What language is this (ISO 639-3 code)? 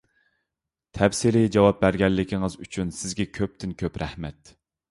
uig